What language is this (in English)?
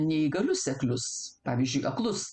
Lithuanian